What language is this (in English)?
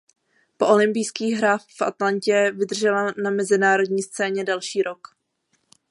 Czech